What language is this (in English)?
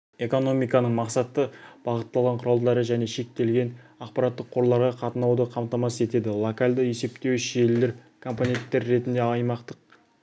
Kazakh